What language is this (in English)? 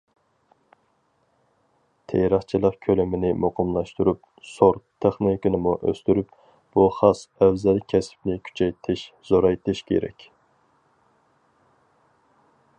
Uyghur